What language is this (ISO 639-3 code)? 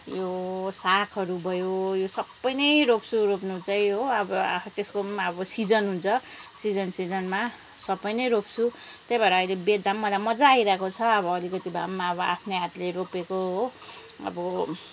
nep